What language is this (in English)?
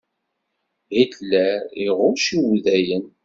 Kabyle